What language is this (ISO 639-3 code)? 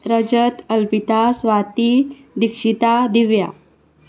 kok